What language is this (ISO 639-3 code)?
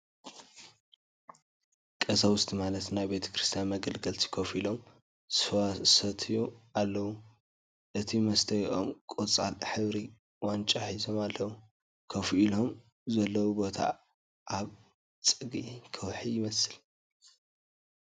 tir